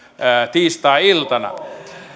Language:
Finnish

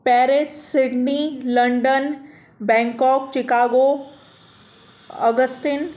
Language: Sindhi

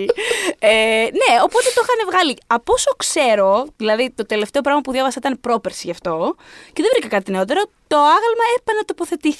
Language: Greek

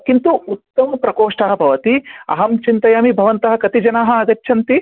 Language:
Sanskrit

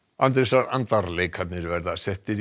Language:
Icelandic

